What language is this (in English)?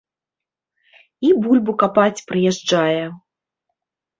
Belarusian